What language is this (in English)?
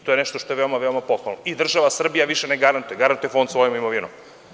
Serbian